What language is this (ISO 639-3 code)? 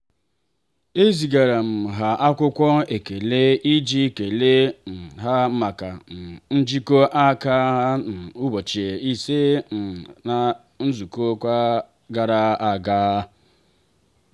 ibo